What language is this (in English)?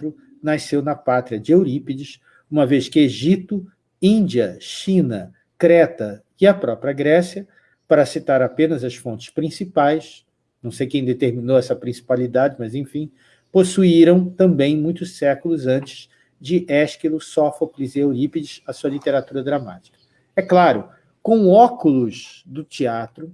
Portuguese